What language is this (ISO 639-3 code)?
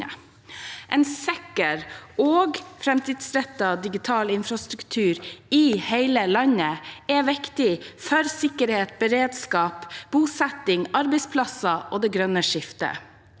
nor